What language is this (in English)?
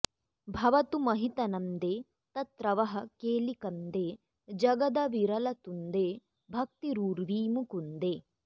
Sanskrit